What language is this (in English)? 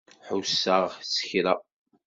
Kabyle